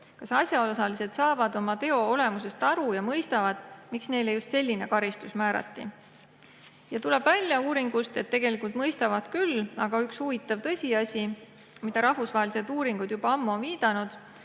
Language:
Estonian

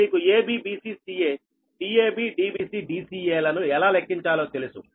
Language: Telugu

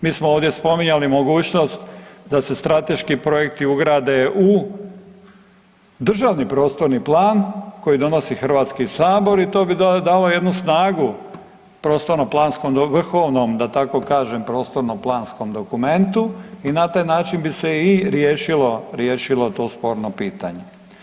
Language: Croatian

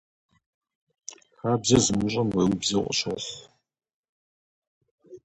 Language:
Kabardian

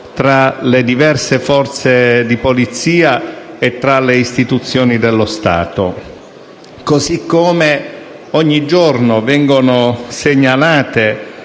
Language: Italian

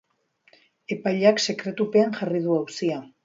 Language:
Basque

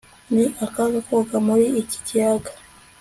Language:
Kinyarwanda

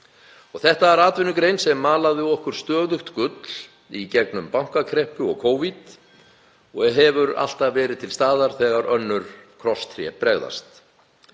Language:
Icelandic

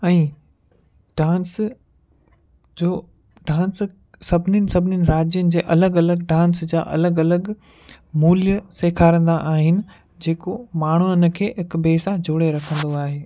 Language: Sindhi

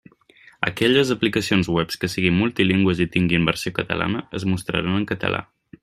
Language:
Catalan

